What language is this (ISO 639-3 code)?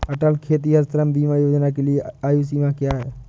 hin